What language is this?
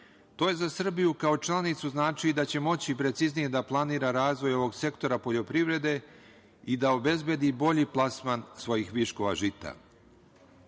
Serbian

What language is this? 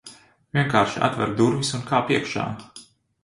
Latvian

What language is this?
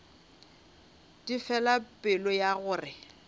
Northern Sotho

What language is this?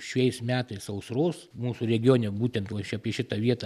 Lithuanian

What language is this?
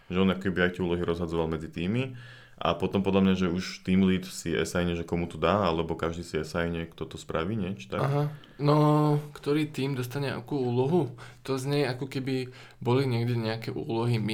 Slovak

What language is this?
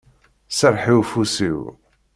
Kabyle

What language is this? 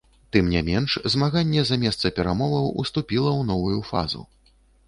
Belarusian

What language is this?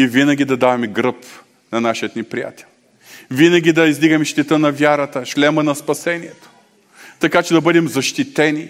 Bulgarian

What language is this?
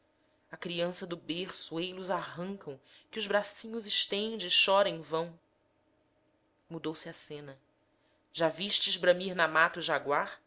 Portuguese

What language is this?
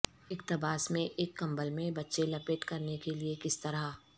Urdu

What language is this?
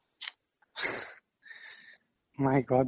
Assamese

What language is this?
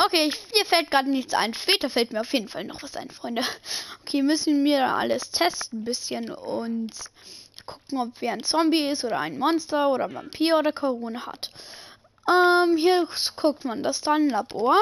German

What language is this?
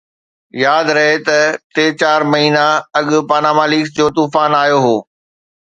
Sindhi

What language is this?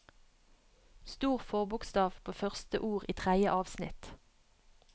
Norwegian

